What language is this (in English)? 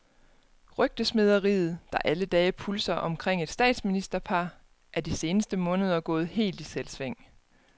Danish